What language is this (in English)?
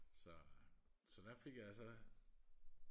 Danish